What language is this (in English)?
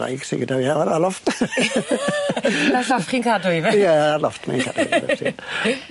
Welsh